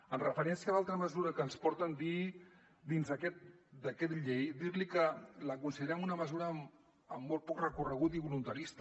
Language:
Catalan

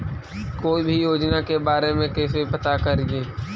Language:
Magahi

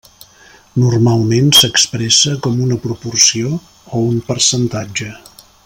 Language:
Catalan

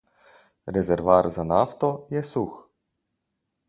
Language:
Slovenian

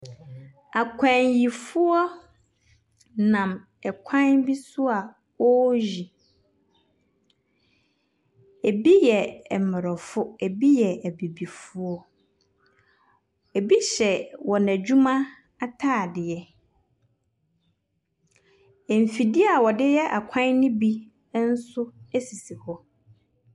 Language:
Akan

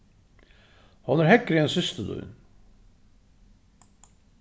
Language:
Faroese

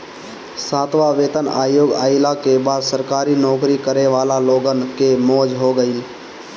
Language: Bhojpuri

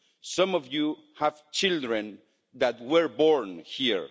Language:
English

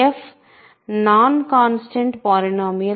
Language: Telugu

